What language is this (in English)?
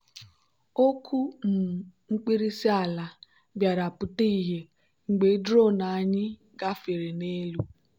Igbo